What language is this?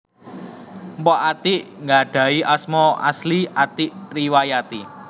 Javanese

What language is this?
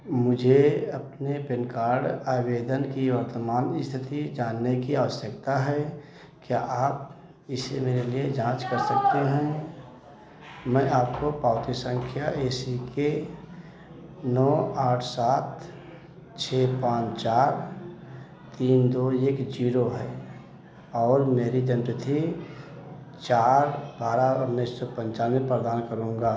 Hindi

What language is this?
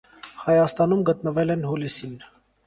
Armenian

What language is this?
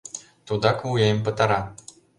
Mari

